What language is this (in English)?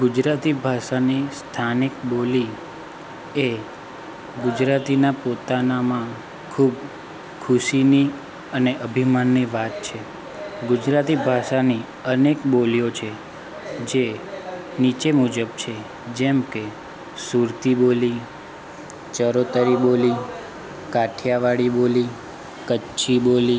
Gujarati